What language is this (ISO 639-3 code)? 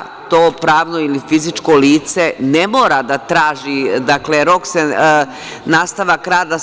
srp